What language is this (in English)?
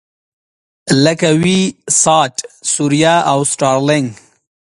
Pashto